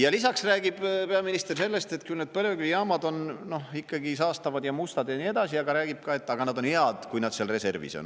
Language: Estonian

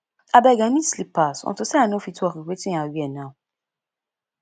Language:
Nigerian Pidgin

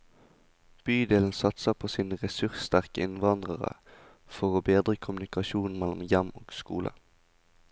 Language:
Norwegian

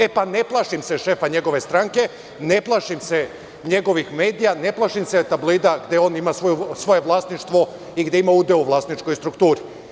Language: Serbian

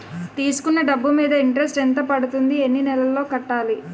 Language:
Telugu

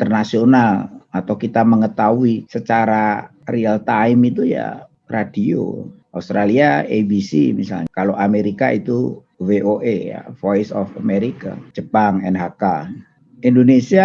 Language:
Indonesian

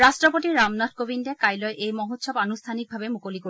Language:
Assamese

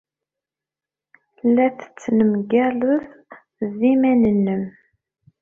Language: Kabyle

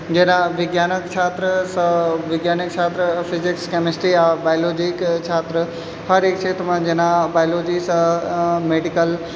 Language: Maithili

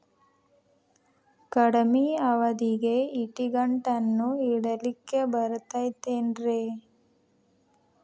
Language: Kannada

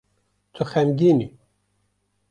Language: Kurdish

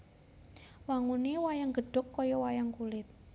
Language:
Javanese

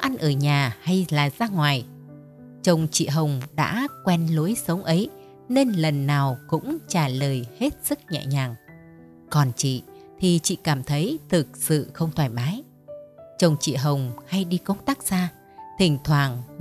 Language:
Vietnamese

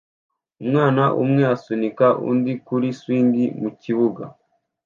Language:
Kinyarwanda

